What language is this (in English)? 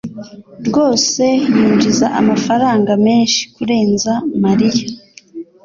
Kinyarwanda